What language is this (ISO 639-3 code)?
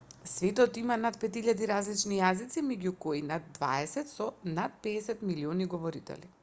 mkd